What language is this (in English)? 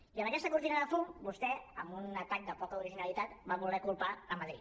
Catalan